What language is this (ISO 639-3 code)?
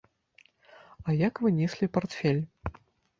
bel